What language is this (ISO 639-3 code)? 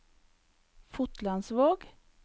nor